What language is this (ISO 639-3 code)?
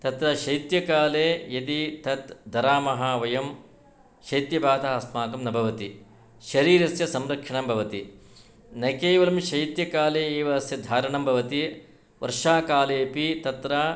san